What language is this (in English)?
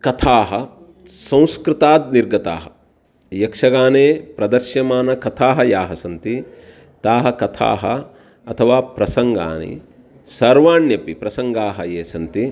Sanskrit